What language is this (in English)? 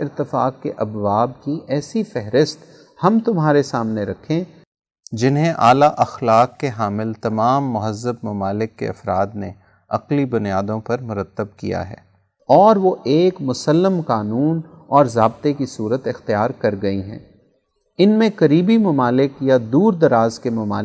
Urdu